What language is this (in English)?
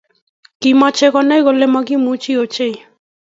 Kalenjin